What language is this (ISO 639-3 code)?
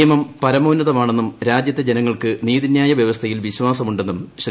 mal